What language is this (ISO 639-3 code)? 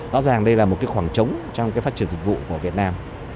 vie